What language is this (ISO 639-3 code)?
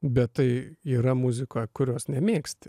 lit